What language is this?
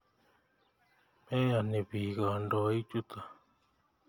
Kalenjin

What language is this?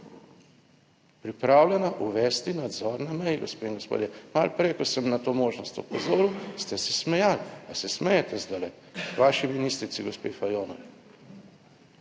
Slovenian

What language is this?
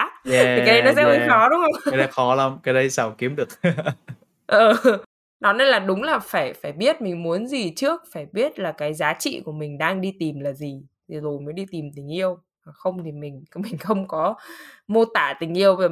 Vietnamese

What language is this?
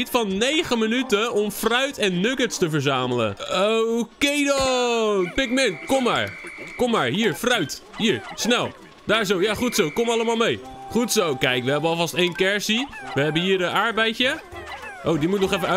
Dutch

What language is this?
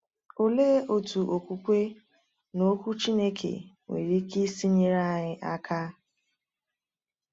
Igbo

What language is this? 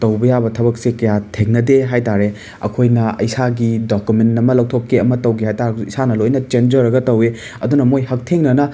Manipuri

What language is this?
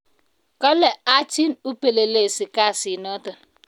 Kalenjin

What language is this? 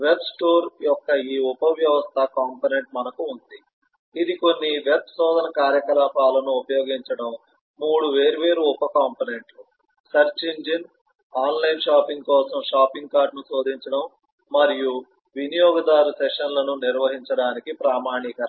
Telugu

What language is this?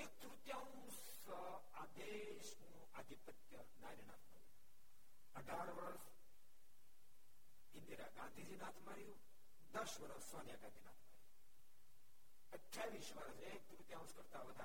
Gujarati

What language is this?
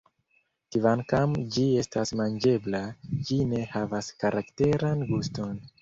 Esperanto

